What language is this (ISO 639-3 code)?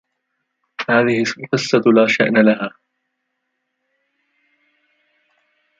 ara